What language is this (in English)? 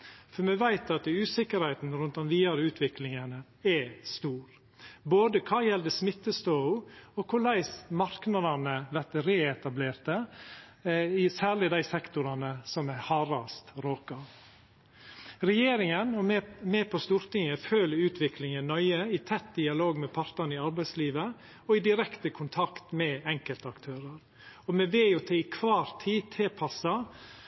Norwegian Nynorsk